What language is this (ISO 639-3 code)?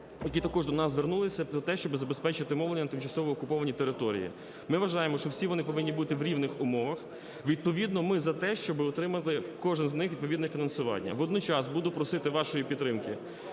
ukr